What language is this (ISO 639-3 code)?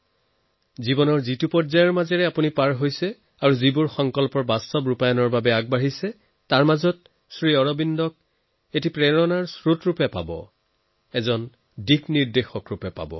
asm